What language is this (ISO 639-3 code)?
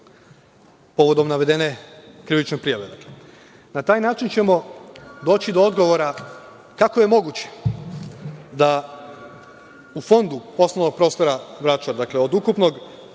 srp